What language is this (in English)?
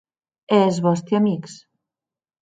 Occitan